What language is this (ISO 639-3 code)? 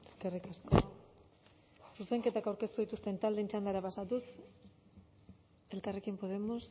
eus